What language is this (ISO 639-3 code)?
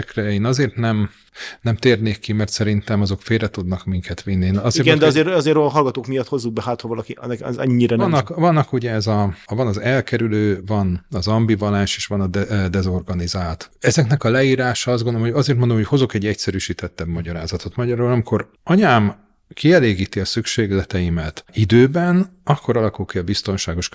hun